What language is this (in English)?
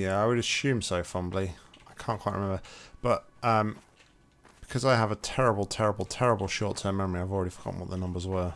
English